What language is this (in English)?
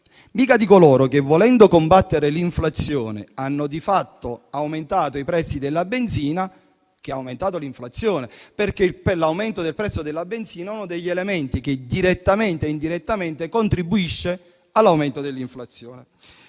Italian